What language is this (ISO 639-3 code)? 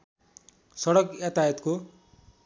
nep